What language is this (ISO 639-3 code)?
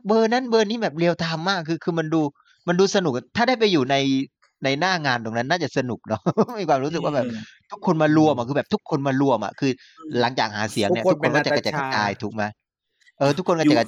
tha